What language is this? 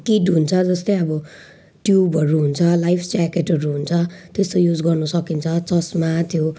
Nepali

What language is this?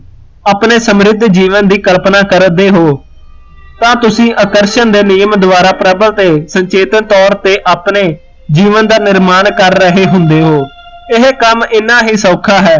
Punjabi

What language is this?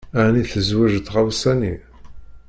Kabyle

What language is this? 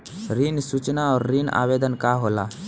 Bhojpuri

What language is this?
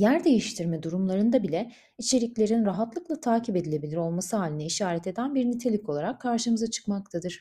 Turkish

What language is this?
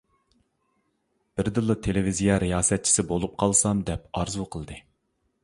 Uyghur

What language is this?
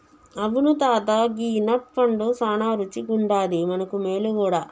Telugu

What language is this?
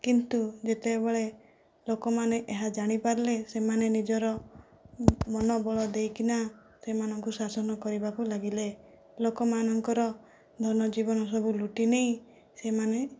Odia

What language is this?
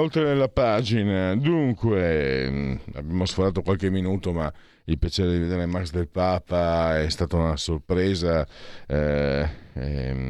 Italian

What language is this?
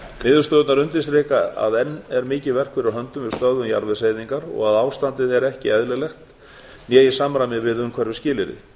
Icelandic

